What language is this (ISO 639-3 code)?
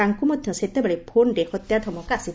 ori